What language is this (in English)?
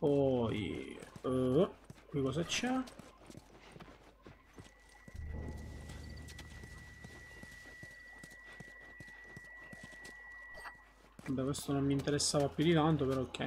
Italian